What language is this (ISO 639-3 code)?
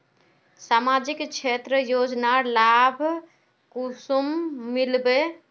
mag